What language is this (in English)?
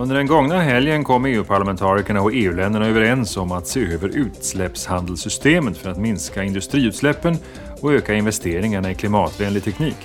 Swedish